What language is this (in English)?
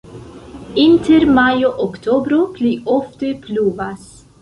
Esperanto